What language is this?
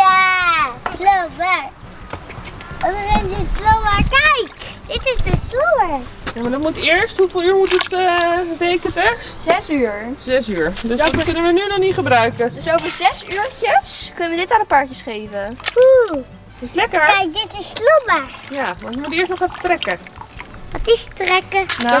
Dutch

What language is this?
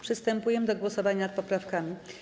Polish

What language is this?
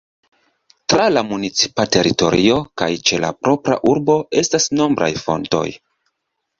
Esperanto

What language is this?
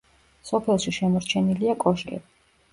Georgian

